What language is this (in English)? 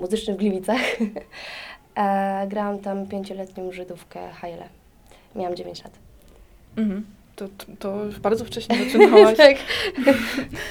Polish